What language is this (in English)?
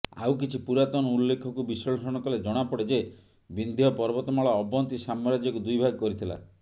Odia